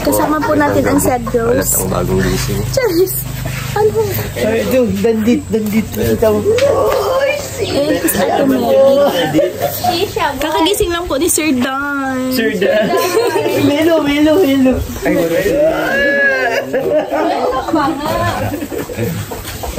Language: Filipino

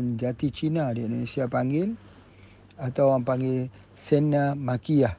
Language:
Malay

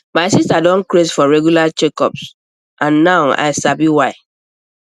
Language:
Nigerian Pidgin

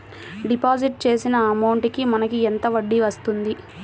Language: Telugu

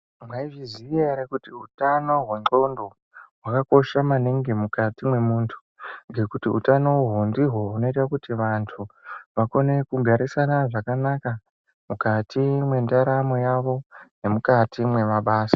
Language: Ndau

